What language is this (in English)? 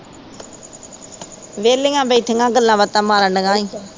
Punjabi